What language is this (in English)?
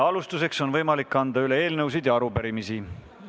Estonian